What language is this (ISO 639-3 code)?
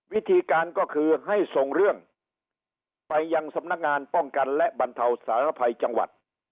tha